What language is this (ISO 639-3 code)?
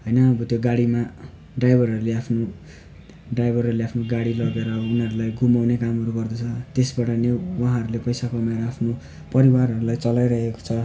nep